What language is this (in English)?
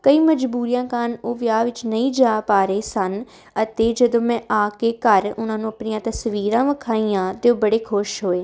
Punjabi